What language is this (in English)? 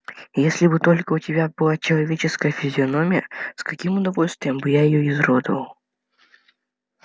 Russian